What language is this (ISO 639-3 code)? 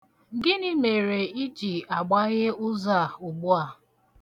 ibo